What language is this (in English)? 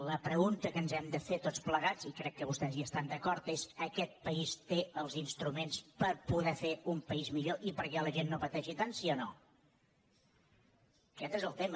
Catalan